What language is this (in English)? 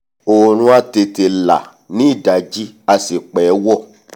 Yoruba